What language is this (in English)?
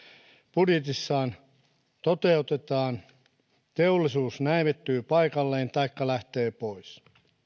Finnish